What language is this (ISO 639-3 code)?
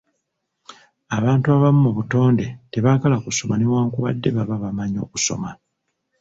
lug